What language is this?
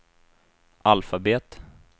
Swedish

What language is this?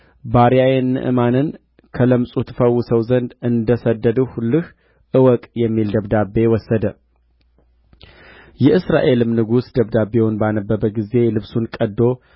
Amharic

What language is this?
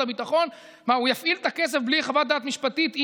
Hebrew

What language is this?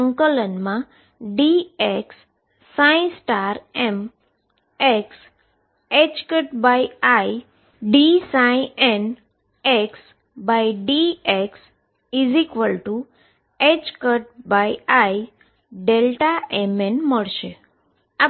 Gujarati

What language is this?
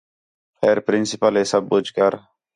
Khetrani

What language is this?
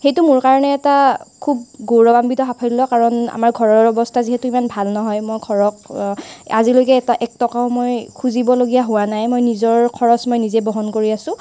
Assamese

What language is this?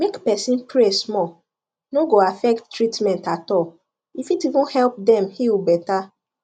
Nigerian Pidgin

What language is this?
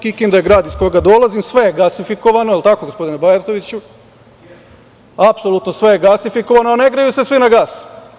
Serbian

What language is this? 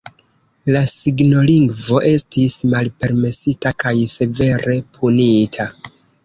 Esperanto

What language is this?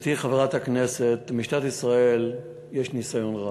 Hebrew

